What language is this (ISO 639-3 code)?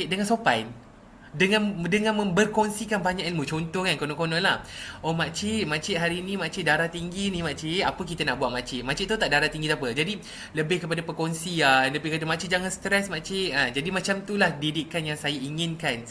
msa